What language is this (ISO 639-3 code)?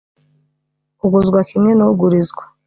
kin